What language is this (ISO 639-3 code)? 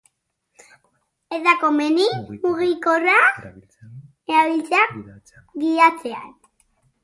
eus